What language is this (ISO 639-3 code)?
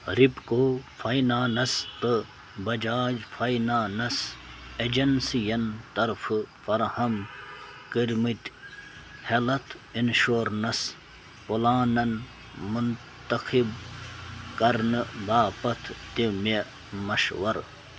kas